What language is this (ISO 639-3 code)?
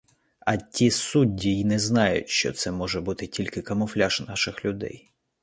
ukr